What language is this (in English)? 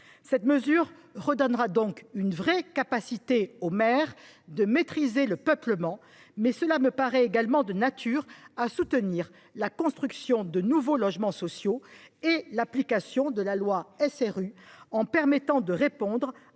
French